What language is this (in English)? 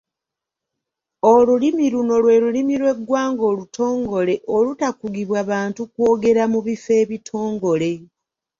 Ganda